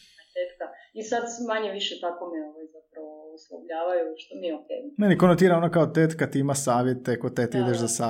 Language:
Croatian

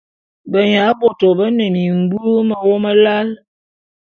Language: Bulu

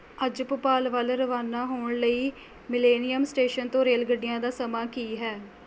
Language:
Punjabi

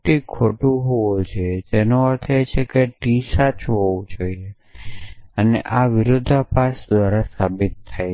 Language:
Gujarati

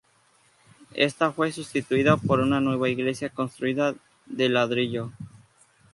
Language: Spanish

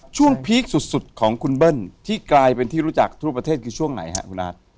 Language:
Thai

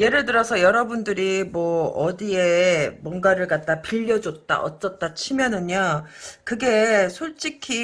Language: Korean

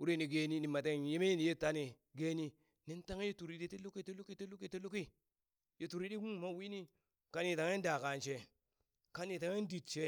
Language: Burak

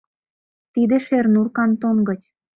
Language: Mari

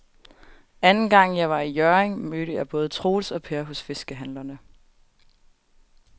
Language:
Danish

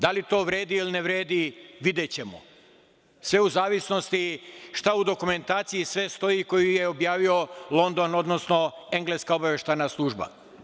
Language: Serbian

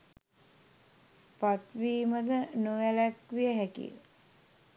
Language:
Sinhala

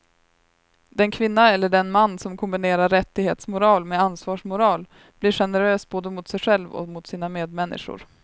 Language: Swedish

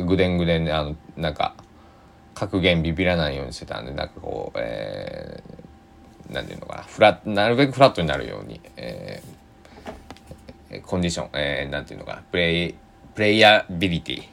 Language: Japanese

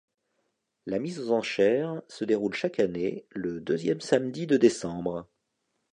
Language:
French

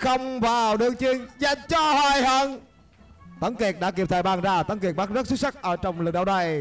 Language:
Vietnamese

